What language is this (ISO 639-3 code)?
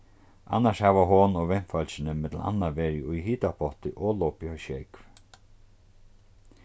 fao